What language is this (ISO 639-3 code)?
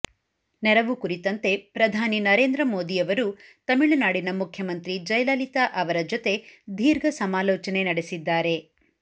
kan